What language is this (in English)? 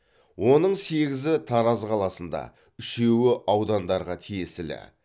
Kazakh